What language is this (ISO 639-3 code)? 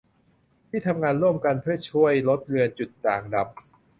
tha